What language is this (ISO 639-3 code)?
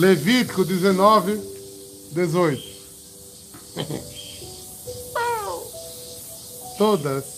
por